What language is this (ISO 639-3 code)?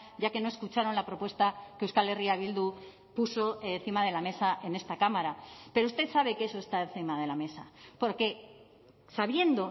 spa